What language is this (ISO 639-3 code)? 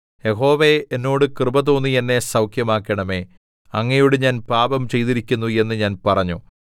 mal